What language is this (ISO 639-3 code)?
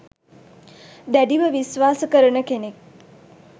sin